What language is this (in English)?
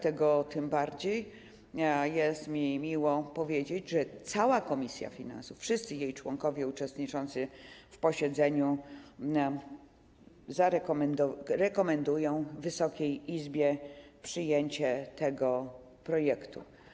Polish